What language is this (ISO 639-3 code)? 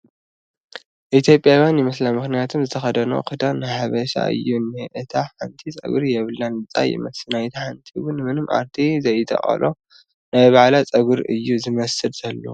tir